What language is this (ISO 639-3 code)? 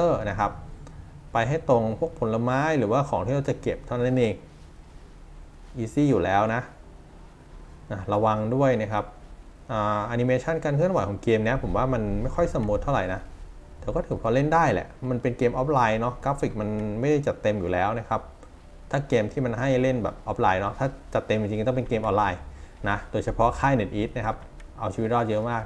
tha